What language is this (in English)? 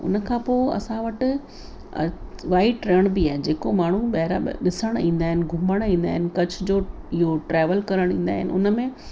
Sindhi